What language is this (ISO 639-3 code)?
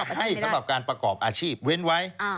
tha